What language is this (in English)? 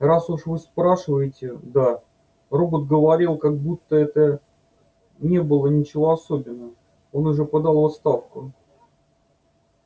Russian